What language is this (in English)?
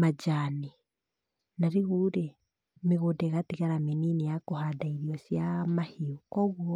Kikuyu